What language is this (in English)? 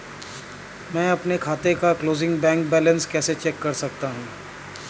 Hindi